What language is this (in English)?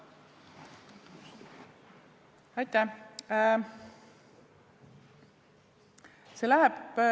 Estonian